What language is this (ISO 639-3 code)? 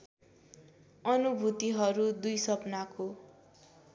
nep